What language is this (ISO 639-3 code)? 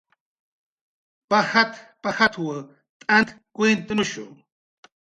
jqr